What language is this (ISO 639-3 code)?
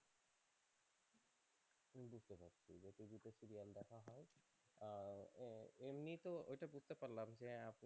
ben